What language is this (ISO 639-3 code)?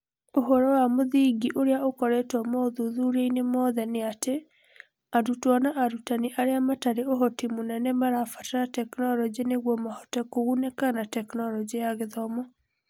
kik